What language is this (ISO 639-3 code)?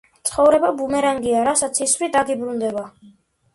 kat